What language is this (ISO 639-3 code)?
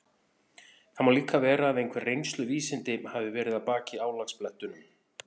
isl